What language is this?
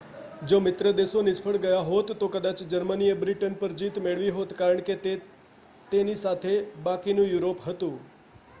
Gujarati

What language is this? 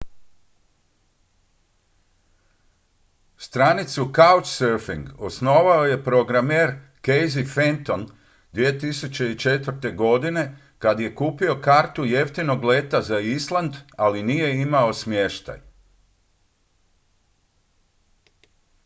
Croatian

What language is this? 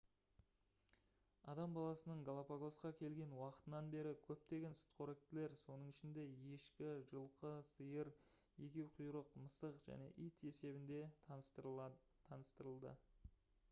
Kazakh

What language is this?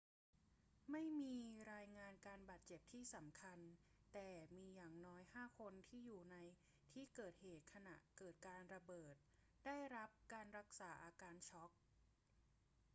Thai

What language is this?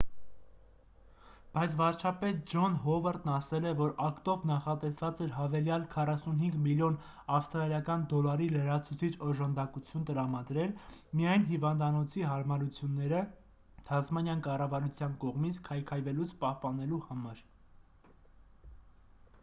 Armenian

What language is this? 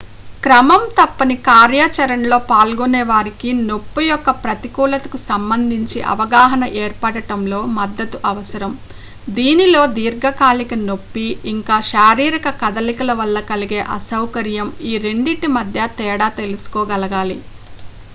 Telugu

